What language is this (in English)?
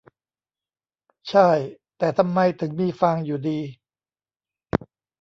Thai